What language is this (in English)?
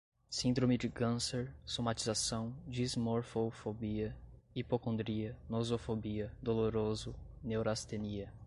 Portuguese